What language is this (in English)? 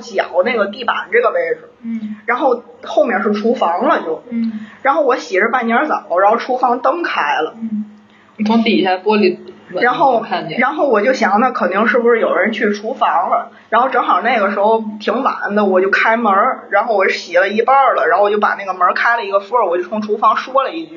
Chinese